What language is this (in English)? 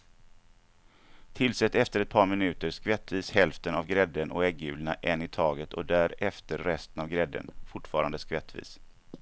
Swedish